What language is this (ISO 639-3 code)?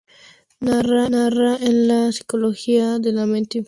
spa